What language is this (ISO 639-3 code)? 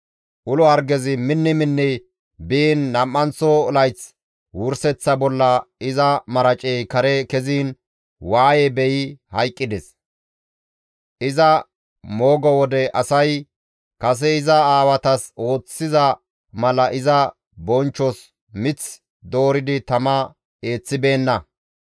gmv